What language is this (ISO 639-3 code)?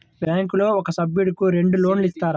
tel